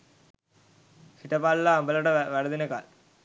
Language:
Sinhala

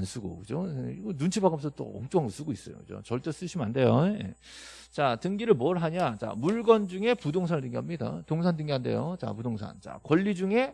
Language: Korean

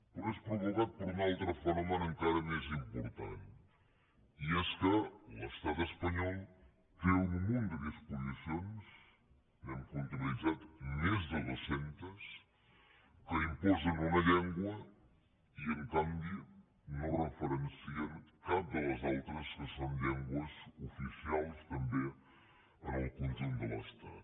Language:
Catalan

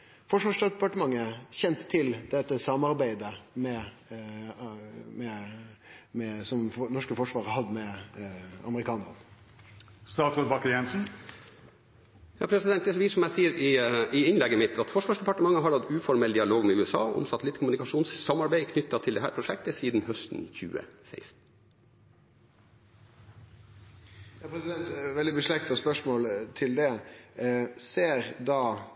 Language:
Norwegian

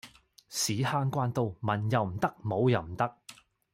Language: Cantonese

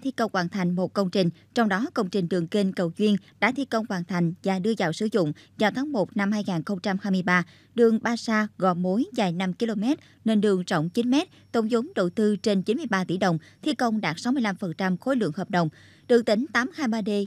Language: Vietnamese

